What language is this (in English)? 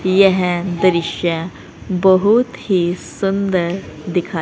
Hindi